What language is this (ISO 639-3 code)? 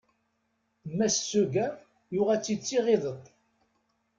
kab